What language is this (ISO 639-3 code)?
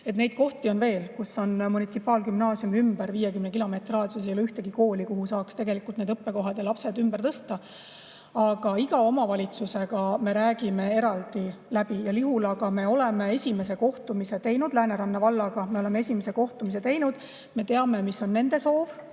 est